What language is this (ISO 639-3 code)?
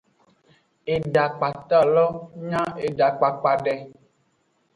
ajg